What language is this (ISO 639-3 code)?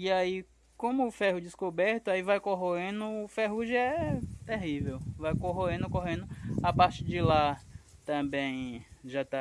por